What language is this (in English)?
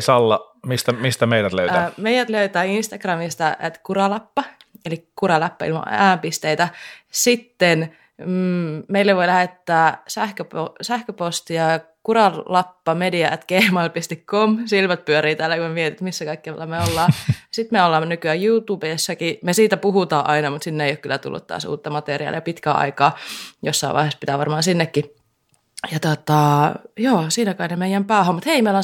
Finnish